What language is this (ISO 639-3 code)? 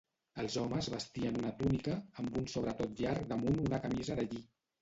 cat